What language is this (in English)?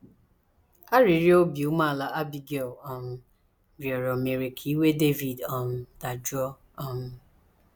Igbo